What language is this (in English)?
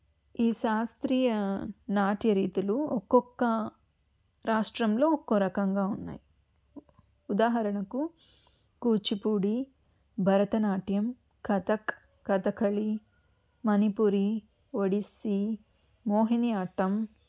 Telugu